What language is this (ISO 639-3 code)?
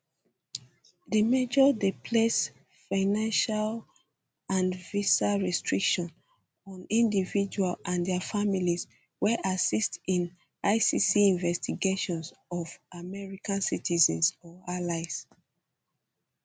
pcm